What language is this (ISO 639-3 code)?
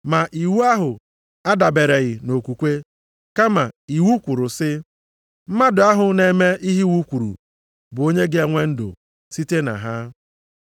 ibo